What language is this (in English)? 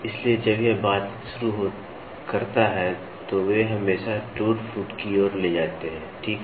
Hindi